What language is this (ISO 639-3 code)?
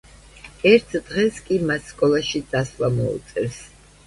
kat